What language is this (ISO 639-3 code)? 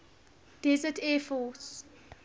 eng